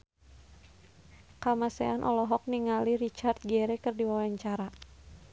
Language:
Sundanese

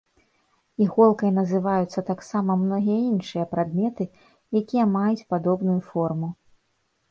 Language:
Belarusian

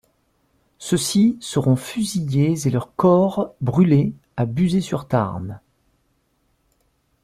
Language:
French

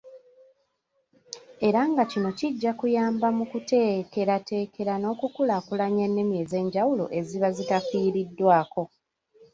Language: Ganda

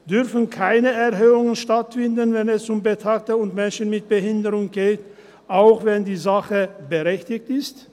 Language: Swiss German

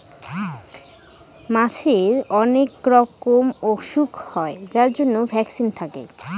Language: Bangla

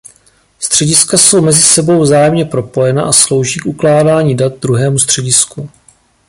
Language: Czech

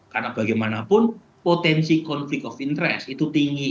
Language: Indonesian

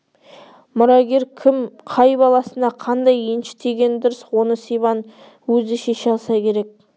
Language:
Kazakh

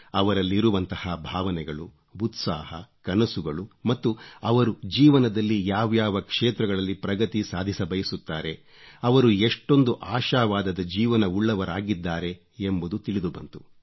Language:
Kannada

